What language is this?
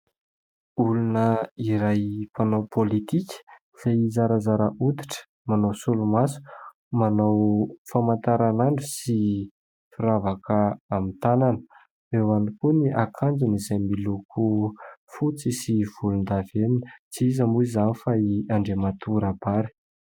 Malagasy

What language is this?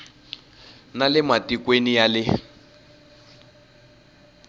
Tsonga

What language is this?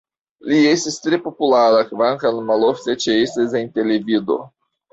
Esperanto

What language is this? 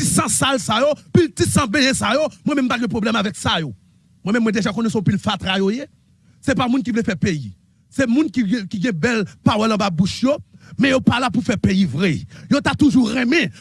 French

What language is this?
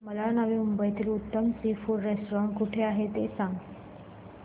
Marathi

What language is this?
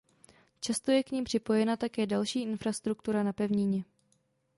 Czech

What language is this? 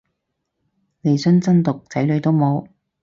Cantonese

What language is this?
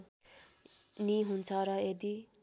Nepali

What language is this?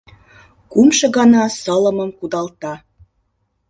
Mari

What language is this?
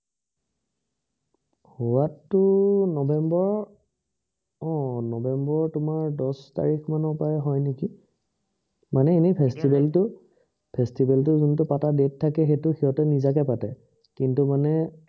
Assamese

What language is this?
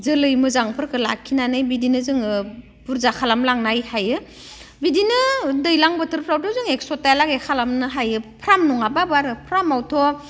Bodo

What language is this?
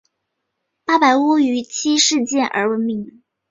Chinese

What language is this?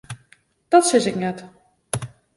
Western Frisian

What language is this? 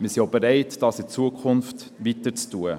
Swiss German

